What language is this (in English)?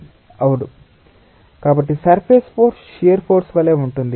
Telugu